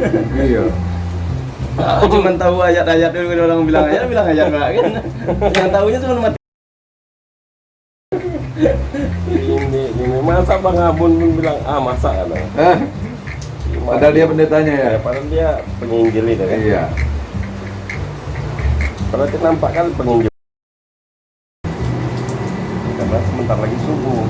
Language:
Indonesian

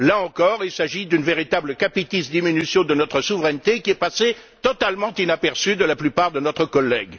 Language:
French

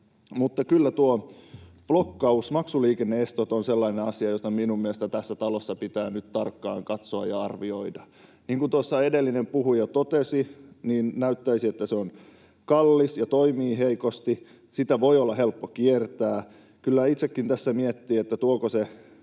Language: Finnish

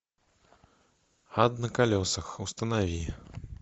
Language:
Russian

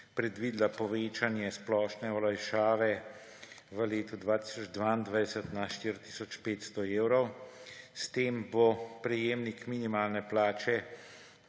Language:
Slovenian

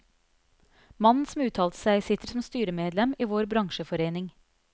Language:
Norwegian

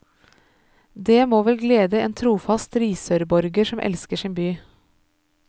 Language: Norwegian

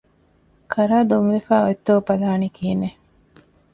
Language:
Divehi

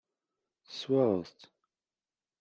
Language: Kabyle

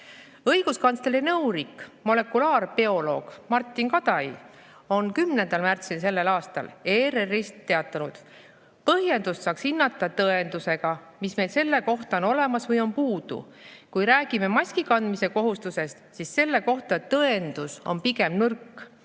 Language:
Estonian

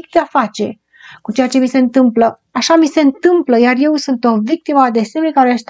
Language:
Romanian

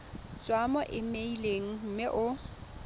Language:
Tswana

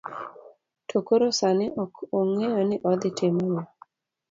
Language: Luo (Kenya and Tanzania)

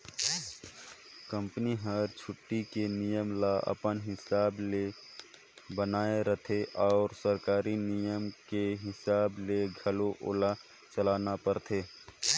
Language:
Chhattisgarhi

